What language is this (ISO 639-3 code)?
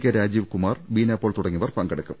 mal